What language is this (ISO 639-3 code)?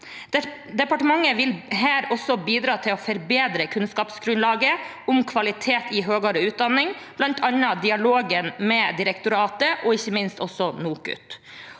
nor